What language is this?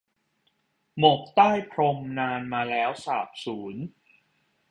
Thai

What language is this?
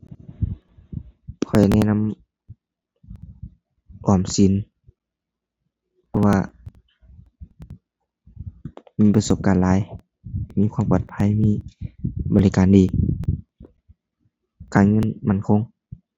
Thai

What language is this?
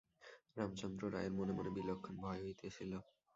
Bangla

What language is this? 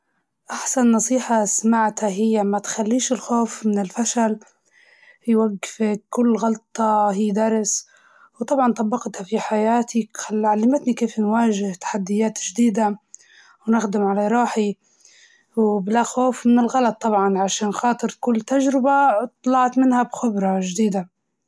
Libyan Arabic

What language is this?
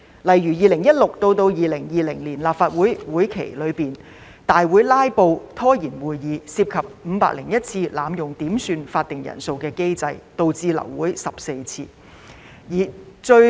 Cantonese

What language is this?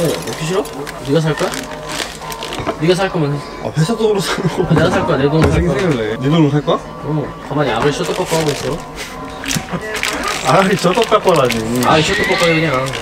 Korean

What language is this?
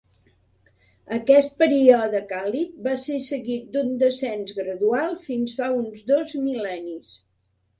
Catalan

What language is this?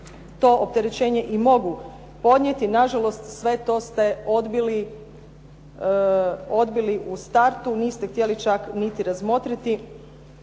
Croatian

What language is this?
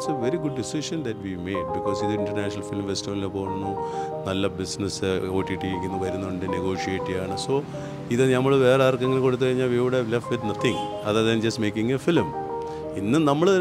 Malayalam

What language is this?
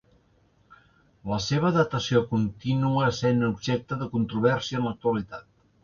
Catalan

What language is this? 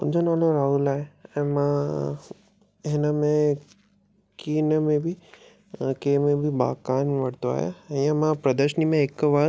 Sindhi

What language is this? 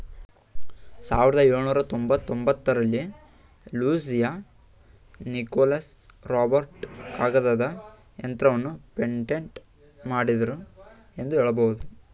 Kannada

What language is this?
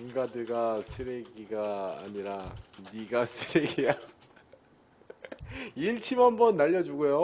Korean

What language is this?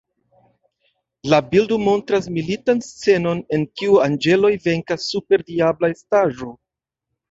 Esperanto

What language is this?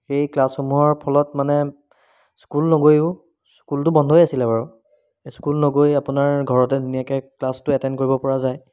Assamese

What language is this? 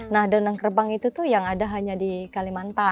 Indonesian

